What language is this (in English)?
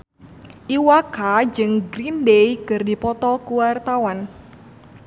Sundanese